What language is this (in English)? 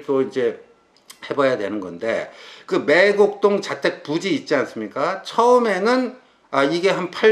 Korean